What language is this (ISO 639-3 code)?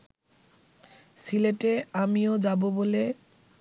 ben